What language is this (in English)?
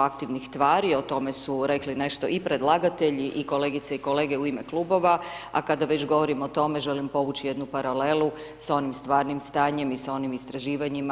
Croatian